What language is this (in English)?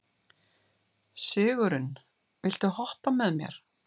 Icelandic